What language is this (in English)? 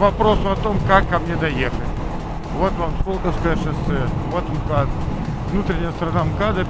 Russian